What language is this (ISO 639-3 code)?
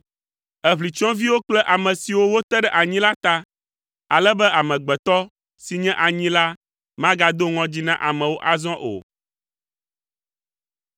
ewe